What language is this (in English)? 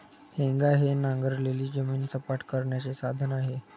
Marathi